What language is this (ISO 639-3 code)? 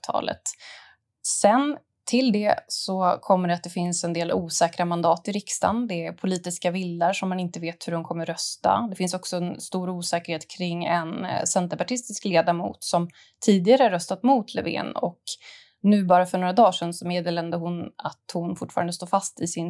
swe